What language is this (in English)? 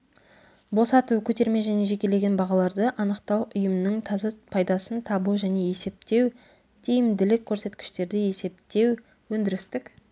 Kazakh